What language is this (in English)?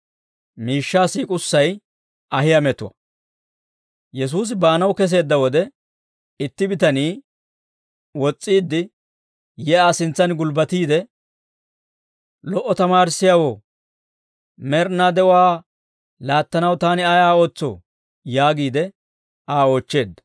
Dawro